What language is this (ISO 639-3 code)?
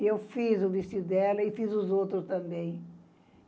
por